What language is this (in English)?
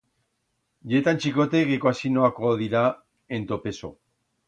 Aragonese